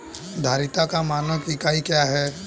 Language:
Hindi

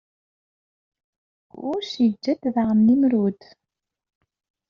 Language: Kabyle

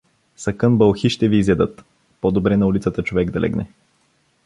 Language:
Bulgarian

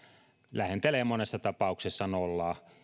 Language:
Finnish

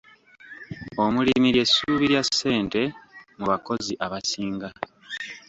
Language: Ganda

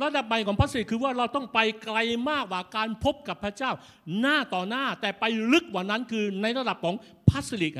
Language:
Thai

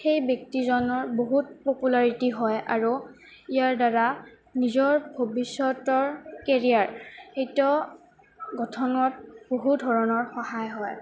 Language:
Assamese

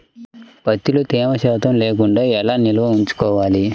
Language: Telugu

